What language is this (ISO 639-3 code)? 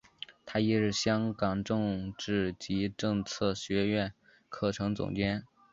zho